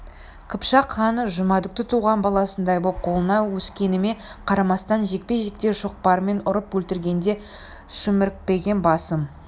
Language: Kazakh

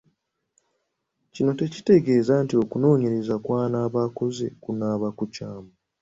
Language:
Ganda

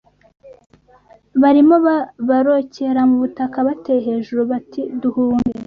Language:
Kinyarwanda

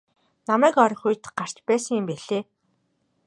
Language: Mongolian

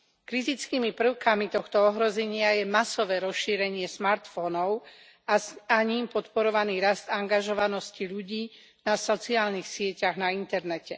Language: Slovak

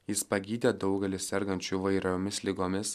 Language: Lithuanian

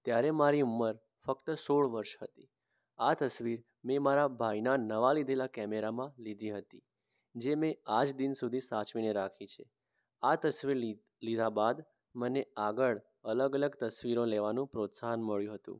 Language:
Gujarati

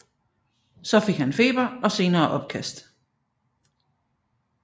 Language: Danish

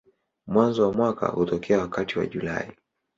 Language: Swahili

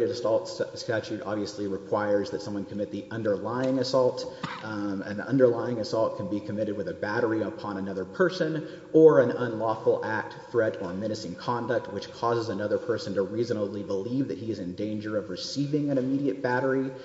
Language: English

